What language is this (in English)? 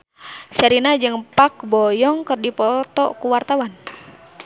Sundanese